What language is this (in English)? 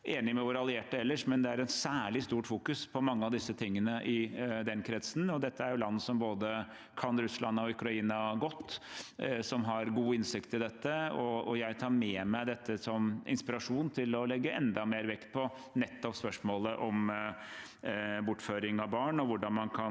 Norwegian